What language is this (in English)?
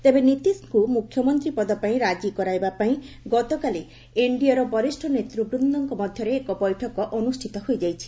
Odia